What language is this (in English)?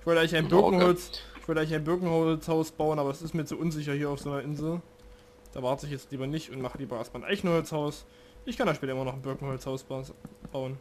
German